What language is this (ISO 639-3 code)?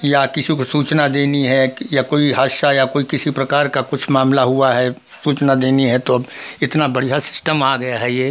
hin